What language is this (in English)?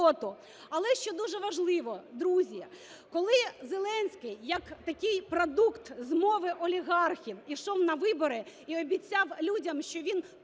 Ukrainian